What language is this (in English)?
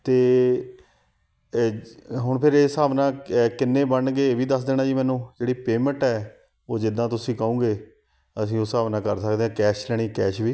Punjabi